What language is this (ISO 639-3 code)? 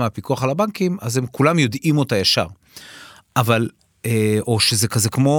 heb